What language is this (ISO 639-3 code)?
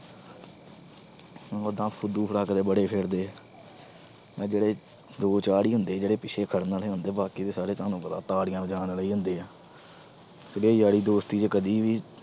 pan